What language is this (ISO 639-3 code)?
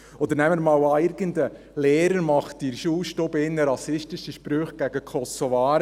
gsw